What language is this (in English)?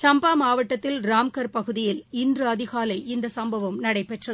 Tamil